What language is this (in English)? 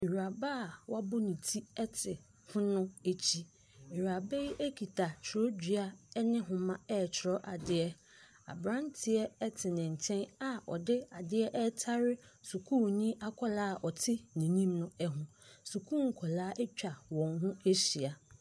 Akan